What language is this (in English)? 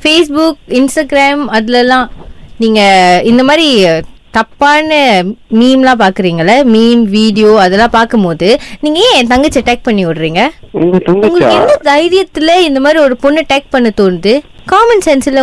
Tamil